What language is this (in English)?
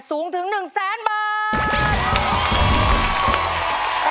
Thai